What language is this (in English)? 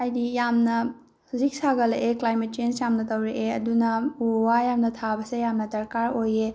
Manipuri